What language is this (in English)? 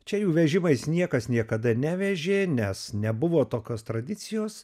Lithuanian